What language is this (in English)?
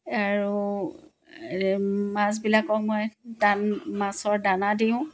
Assamese